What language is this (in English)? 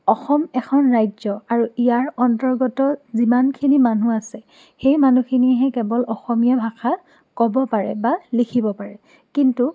Assamese